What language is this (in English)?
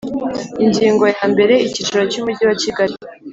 Kinyarwanda